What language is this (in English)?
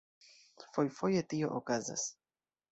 Esperanto